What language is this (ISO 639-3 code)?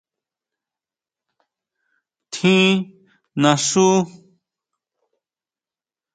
mau